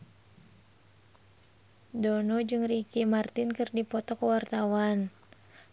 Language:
Sundanese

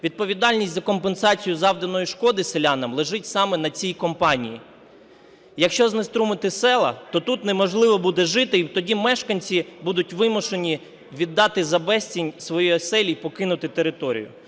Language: Ukrainian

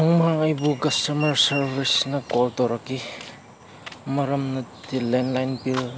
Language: Manipuri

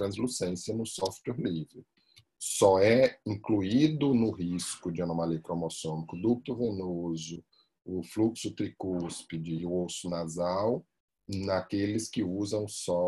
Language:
Portuguese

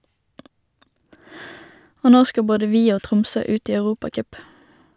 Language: Norwegian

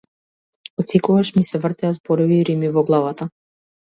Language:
Macedonian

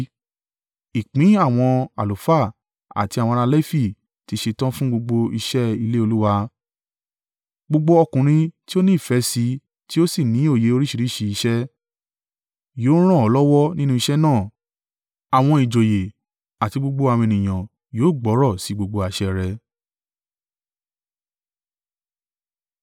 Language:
Yoruba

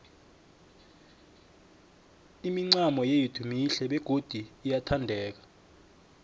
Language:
South Ndebele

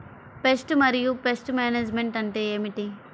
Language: Telugu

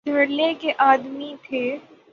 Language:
Urdu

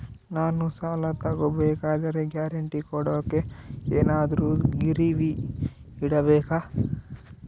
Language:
Kannada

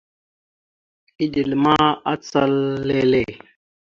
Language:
Mada (Cameroon)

